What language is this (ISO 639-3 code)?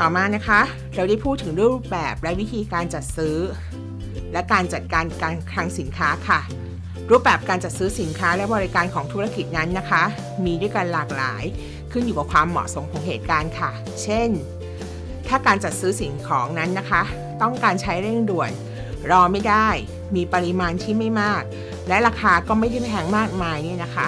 tha